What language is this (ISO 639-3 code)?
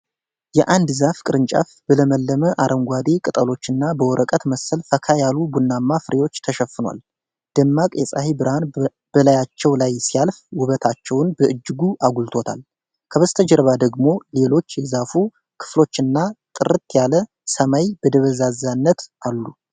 amh